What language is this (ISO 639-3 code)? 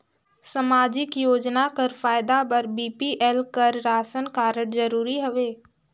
hne